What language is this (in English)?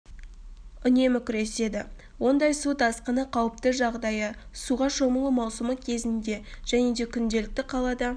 Kazakh